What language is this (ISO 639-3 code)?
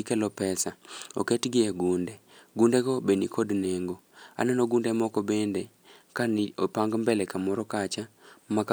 luo